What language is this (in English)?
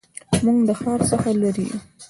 Pashto